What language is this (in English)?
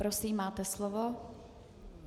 Czech